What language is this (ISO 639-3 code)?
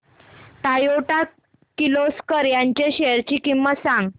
mar